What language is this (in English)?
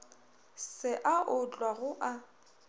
Northern Sotho